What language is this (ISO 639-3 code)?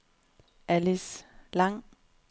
dan